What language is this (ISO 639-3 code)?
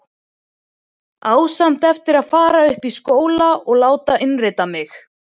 isl